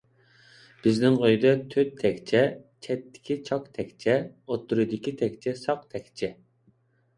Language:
Uyghur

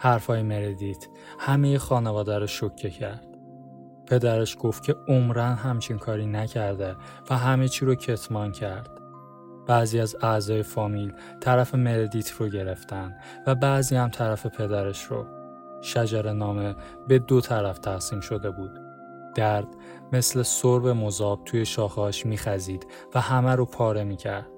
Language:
Persian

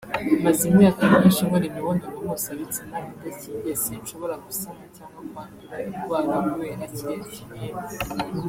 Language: Kinyarwanda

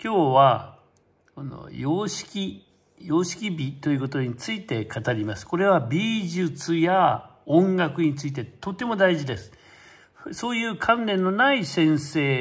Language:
Japanese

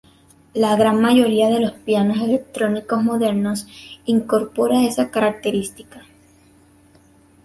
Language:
Spanish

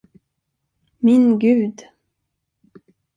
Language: Swedish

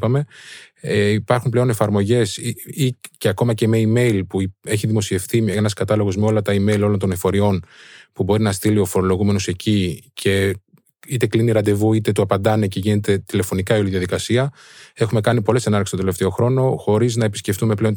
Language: Greek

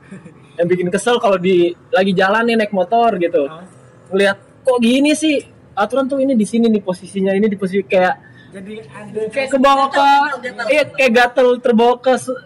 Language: Indonesian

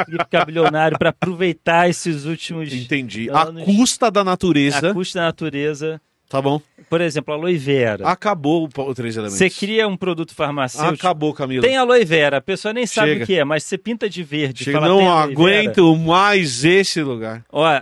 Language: Portuguese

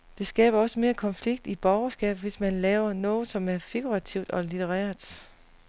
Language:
Danish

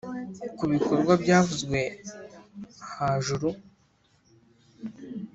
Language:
Kinyarwanda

